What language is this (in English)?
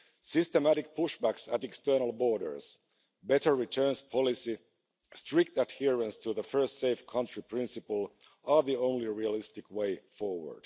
English